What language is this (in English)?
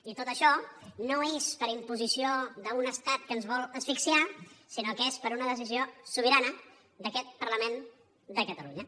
Catalan